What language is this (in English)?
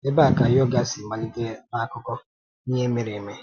Igbo